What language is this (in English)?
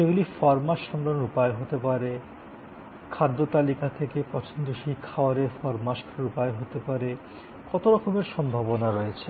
Bangla